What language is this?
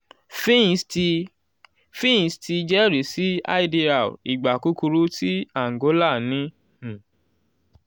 Yoruba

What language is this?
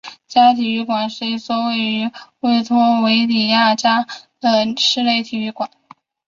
Chinese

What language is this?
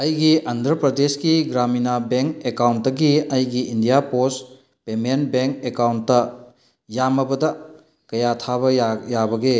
Manipuri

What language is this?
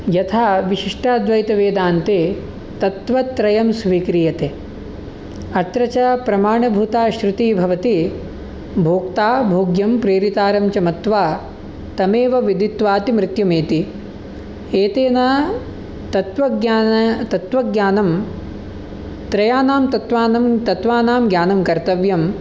Sanskrit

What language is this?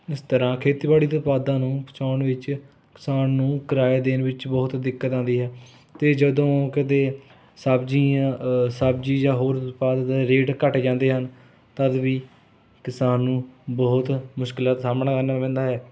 Punjabi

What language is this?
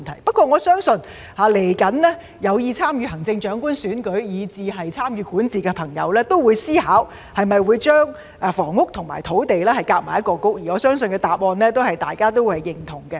Cantonese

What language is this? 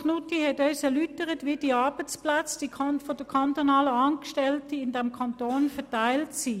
Swiss German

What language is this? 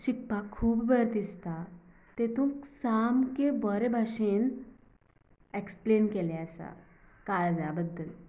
Konkani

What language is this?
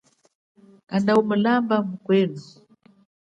Chokwe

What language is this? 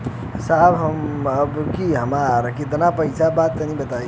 Bhojpuri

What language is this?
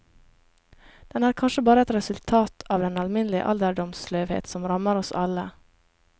Norwegian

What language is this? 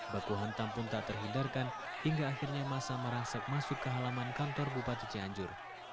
Indonesian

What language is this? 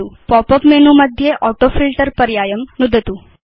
Sanskrit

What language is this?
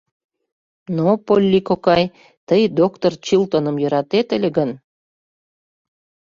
Mari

